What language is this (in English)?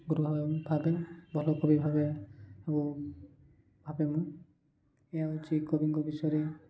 Odia